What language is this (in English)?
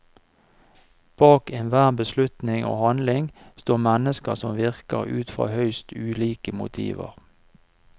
Norwegian